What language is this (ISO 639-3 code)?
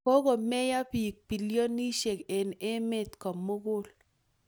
kln